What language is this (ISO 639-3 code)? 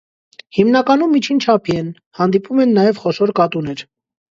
hye